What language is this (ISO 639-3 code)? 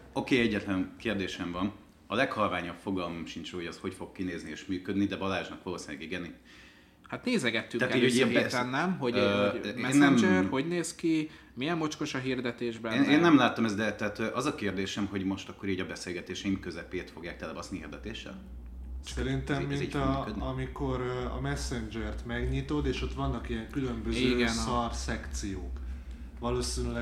hun